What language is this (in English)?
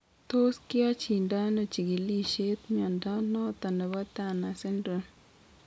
Kalenjin